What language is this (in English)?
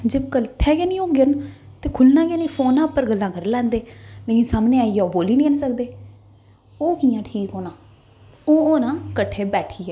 Dogri